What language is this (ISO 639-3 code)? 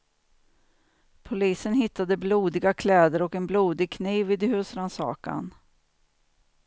swe